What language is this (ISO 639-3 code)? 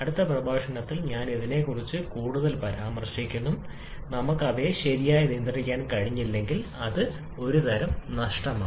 mal